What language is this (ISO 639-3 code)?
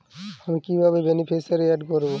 ben